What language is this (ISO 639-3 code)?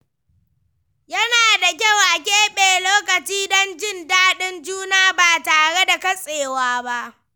hau